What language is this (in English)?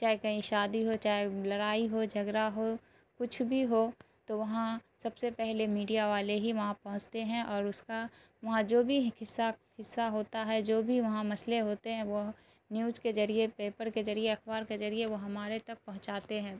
Urdu